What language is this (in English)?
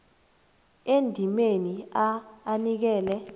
South Ndebele